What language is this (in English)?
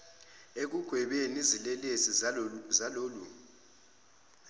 Zulu